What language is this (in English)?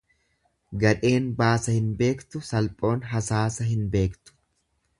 Oromo